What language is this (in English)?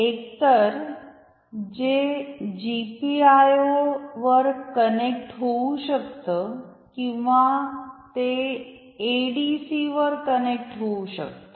Marathi